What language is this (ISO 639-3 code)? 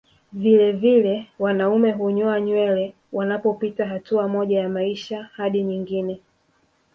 swa